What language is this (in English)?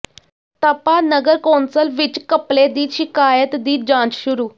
Punjabi